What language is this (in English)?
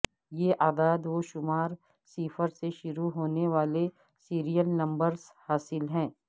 Urdu